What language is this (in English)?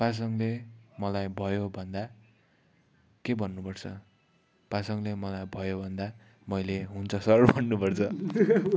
Nepali